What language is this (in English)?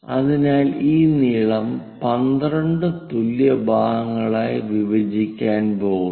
Malayalam